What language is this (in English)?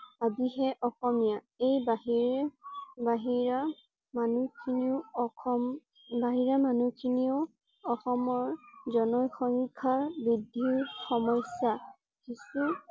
Assamese